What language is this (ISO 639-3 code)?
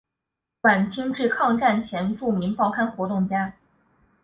zho